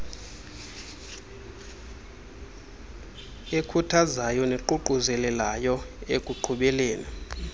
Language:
Xhosa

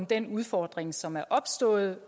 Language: Danish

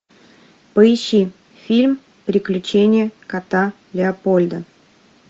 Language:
Russian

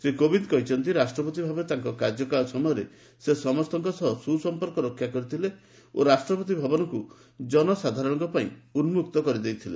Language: Odia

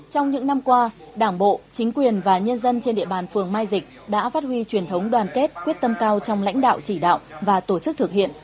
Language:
Vietnamese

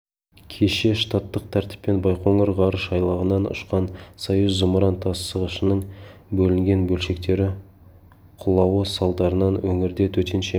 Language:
Kazakh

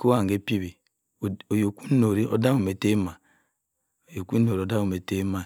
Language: Cross River Mbembe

